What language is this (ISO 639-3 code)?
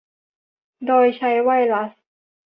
tha